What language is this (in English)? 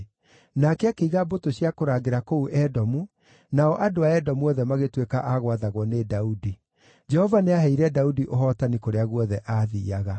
Kikuyu